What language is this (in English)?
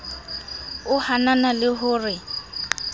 Southern Sotho